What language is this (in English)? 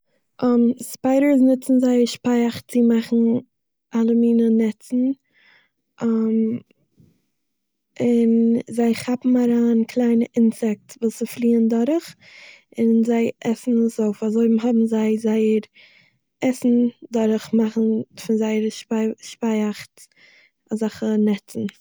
Yiddish